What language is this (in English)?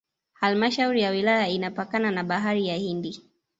Swahili